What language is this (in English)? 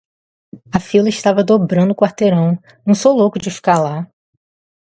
Portuguese